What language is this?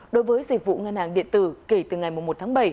Vietnamese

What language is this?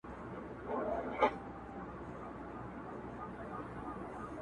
Pashto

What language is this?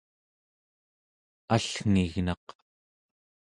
Central Yupik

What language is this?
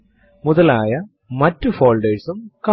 Malayalam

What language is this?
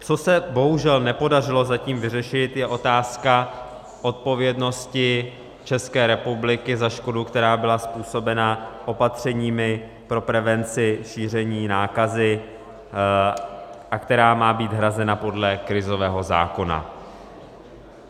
Czech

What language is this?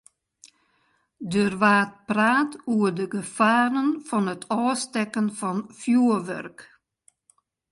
Western Frisian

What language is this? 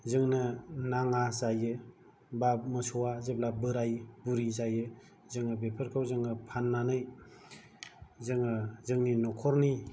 Bodo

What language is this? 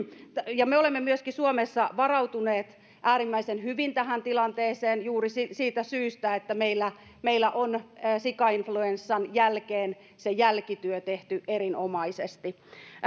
Finnish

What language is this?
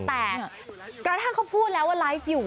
Thai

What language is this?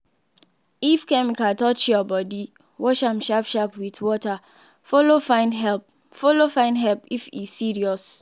Nigerian Pidgin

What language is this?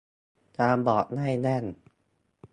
Thai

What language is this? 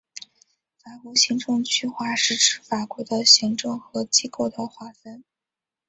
Chinese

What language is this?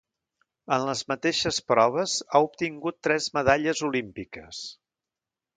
Catalan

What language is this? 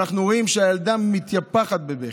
Hebrew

